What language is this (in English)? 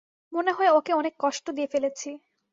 Bangla